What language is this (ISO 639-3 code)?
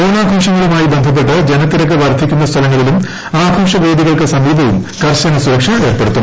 mal